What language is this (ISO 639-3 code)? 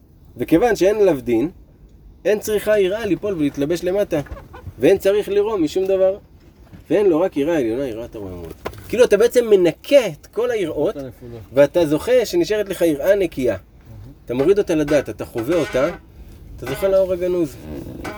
heb